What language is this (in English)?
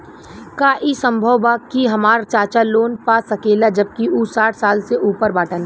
Bhojpuri